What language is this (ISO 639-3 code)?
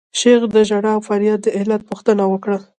pus